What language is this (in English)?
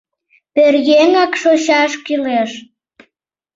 Mari